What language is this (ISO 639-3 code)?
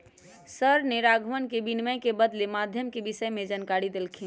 mag